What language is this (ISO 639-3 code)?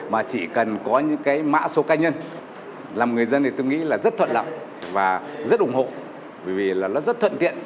vie